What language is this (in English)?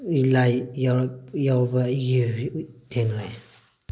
Manipuri